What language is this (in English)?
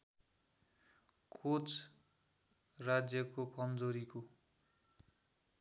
Nepali